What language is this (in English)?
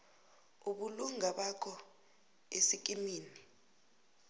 South Ndebele